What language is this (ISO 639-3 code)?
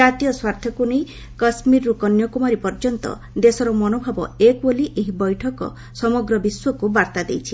ori